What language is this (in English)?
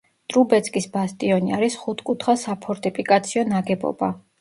Georgian